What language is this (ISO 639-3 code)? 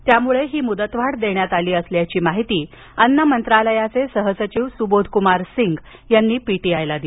mar